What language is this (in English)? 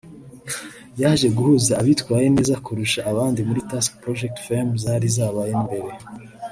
Kinyarwanda